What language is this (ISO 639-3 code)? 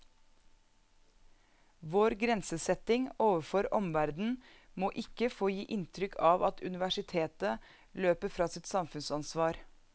nor